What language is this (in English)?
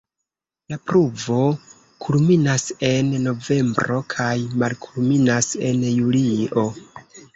Esperanto